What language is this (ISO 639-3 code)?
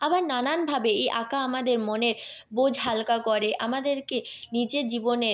ben